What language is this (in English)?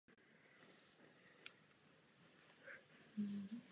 Czech